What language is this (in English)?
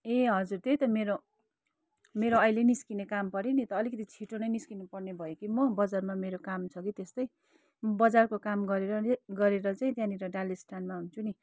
Nepali